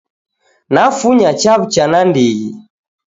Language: Taita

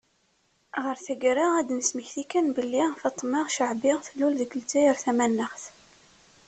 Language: Kabyle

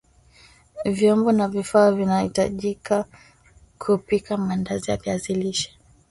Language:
Swahili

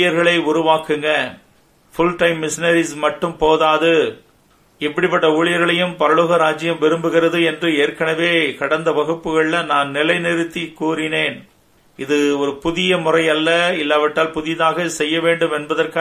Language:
Tamil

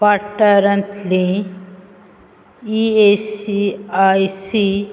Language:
Konkani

